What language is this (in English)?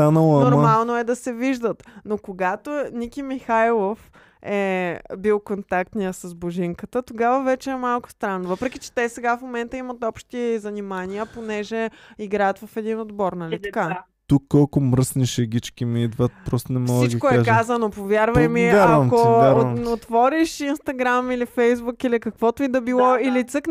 Bulgarian